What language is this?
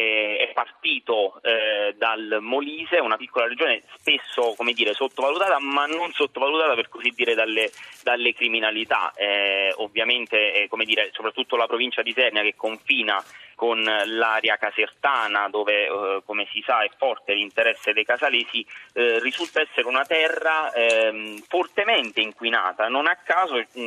Italian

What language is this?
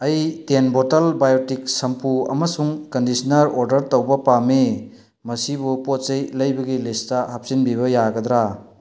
Manipuri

